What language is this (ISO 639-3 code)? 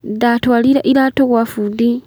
kik